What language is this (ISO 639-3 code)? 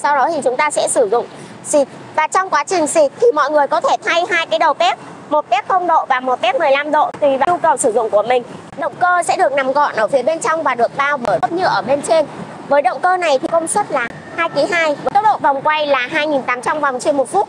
vie